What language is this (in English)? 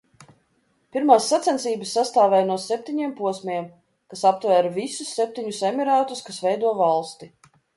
Latvian